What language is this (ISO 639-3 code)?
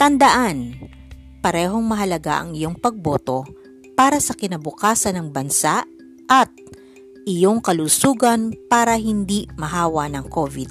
fil